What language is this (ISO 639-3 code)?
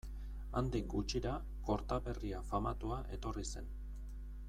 eus